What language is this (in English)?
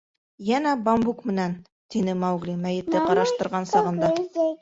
Bashkir